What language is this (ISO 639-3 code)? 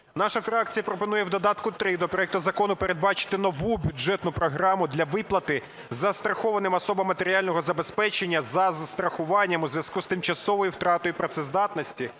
ukr